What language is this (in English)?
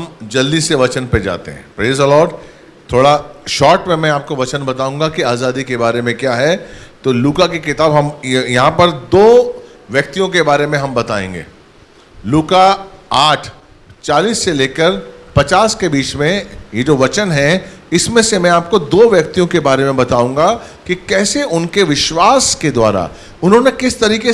Hindi